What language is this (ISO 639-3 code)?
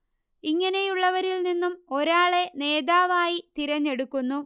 mal